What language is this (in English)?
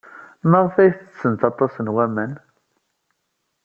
Kabyle